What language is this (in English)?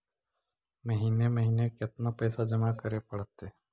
Magahi